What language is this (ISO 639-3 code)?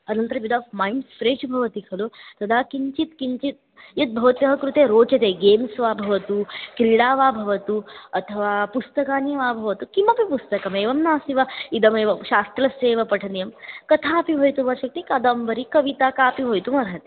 san